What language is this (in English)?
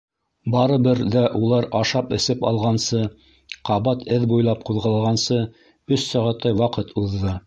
Bashkir